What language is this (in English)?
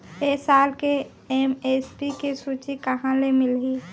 Chhattisgarhi